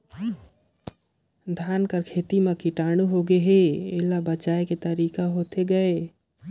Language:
Chhattisgarhi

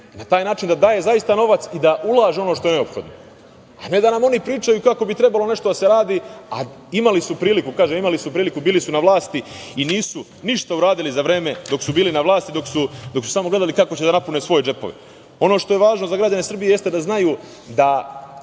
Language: Serbian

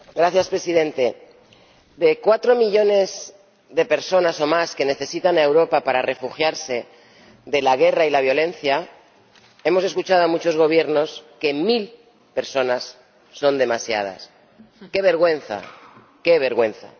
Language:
Spanish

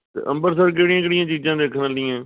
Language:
Punjabi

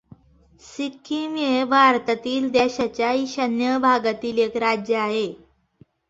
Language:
Marathi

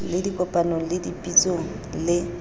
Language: Southern Sotho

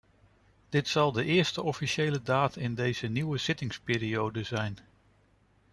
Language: Dutch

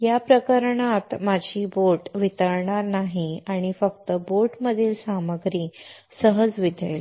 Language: Marathi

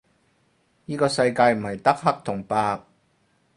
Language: Cantonese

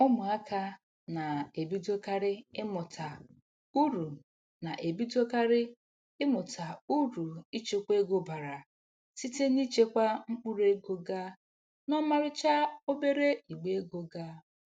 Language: Igbo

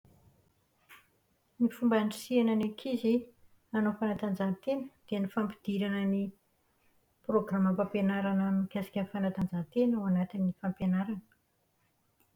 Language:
Malagasy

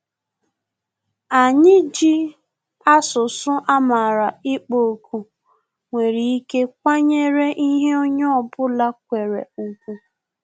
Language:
Igbo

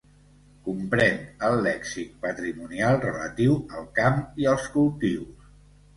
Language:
Catalan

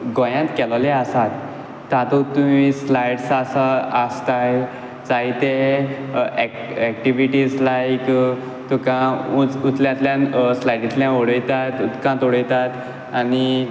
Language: Konkani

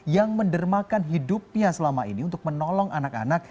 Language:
Indonesian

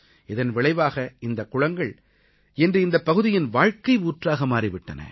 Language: Tamil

